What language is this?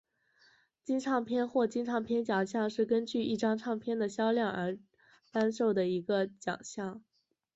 Chinese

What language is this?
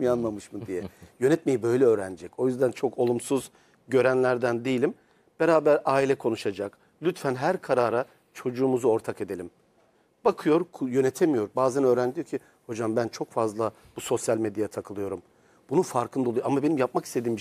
Turkish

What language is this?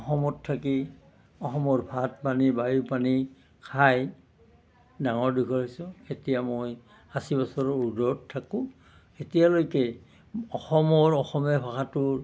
Assamese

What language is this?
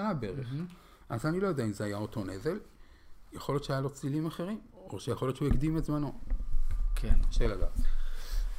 Hebrew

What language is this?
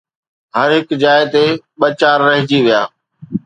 Sindhi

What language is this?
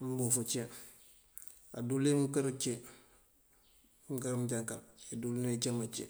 Mandjak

